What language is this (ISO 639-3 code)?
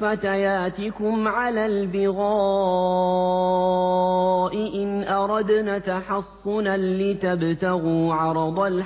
ara